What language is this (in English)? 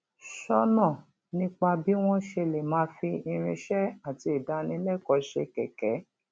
Yoruba